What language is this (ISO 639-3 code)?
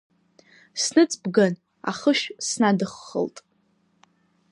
abk